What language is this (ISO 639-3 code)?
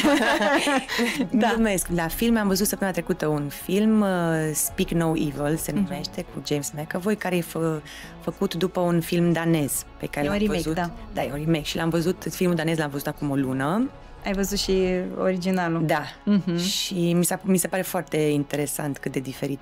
ron